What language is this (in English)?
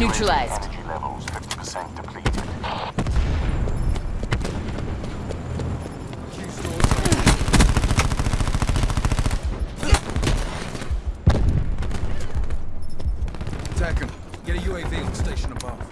English